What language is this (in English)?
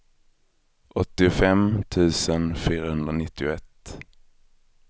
Swedish